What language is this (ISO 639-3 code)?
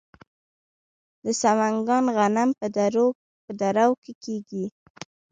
pus